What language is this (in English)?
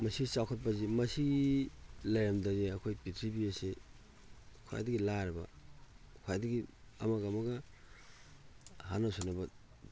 Manipuri